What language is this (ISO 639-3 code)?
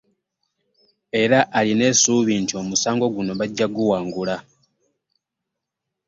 lug